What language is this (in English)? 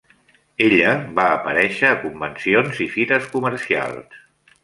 Catalan